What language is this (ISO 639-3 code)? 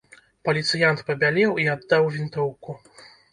bel